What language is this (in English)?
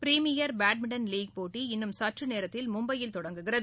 Tamil